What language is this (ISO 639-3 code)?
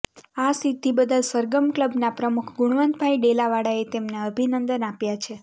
guj